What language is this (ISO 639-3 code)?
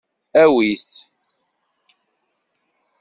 kab